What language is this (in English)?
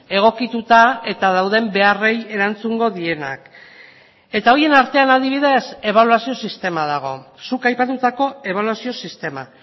Basque